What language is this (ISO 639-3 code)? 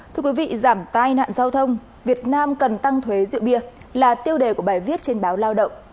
vie